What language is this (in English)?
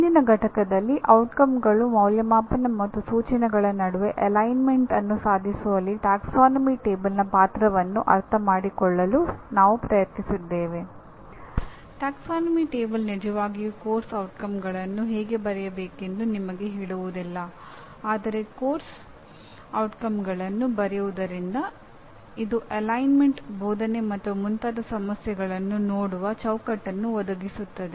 Kannada